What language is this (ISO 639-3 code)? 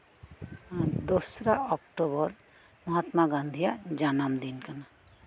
sat